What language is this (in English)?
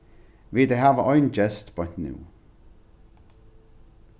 Faroese